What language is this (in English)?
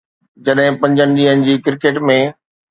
Sindhi